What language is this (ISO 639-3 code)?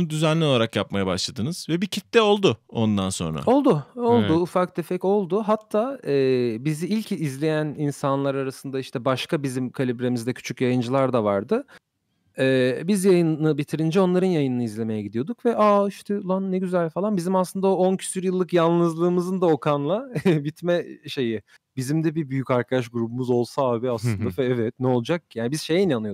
tur